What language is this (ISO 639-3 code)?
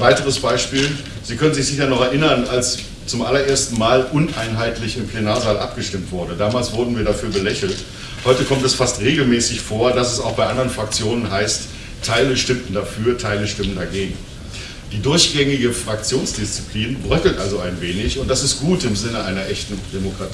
deu